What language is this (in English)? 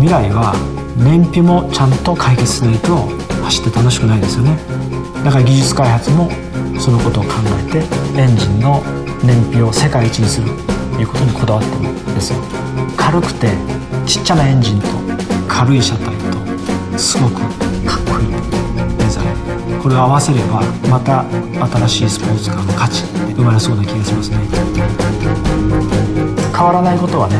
Japanese